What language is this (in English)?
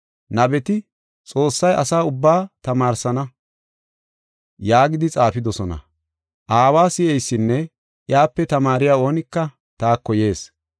Gofa